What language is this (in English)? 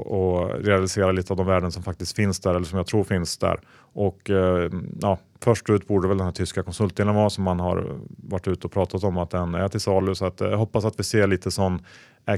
Swedish